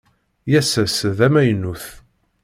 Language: Kabyle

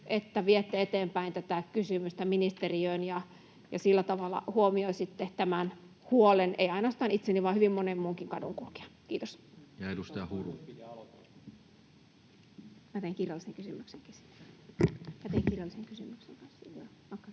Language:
Finnish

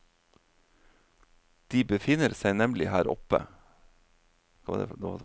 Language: Norwegian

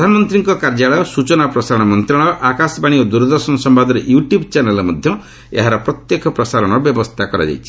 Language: Odia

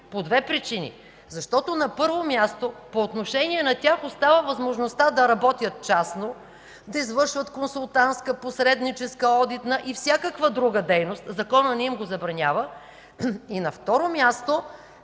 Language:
Bulgarian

